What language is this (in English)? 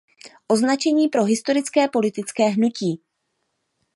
Czech